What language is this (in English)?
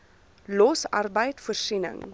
Afrikaans